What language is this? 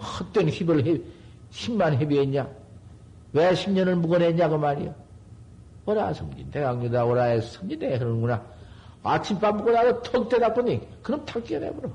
Korean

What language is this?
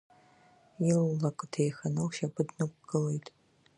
Abkhazian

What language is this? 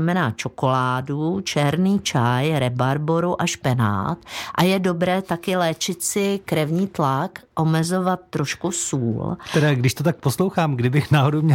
Czech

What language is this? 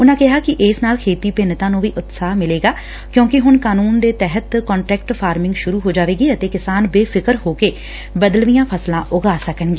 Punjabi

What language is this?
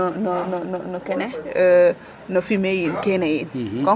Serer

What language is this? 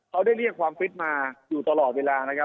Thai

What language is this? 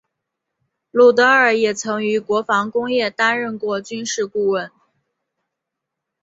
Chinese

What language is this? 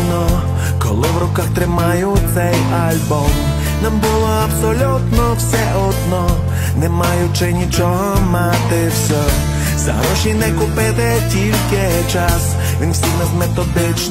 Ukrainian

